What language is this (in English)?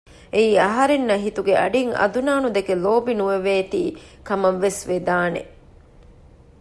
Divehi